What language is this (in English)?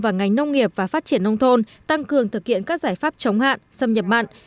Vietnamese